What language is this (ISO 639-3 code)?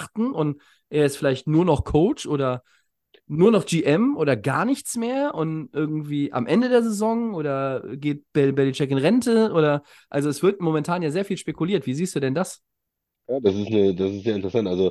deu